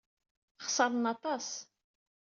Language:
Kabyle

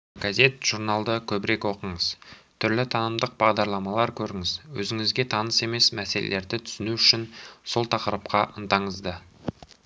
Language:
Kazakh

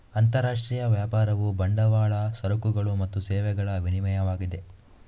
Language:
Kannada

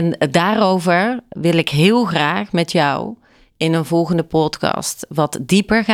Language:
Dutch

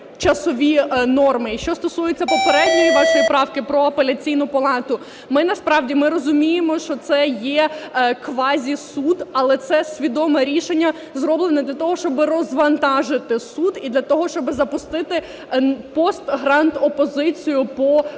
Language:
Ukrainian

